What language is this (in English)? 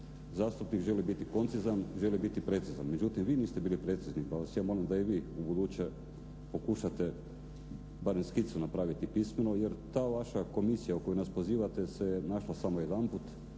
Croatian